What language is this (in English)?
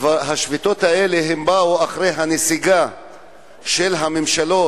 Hebrew